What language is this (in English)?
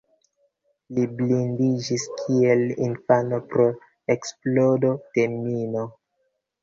Esperanto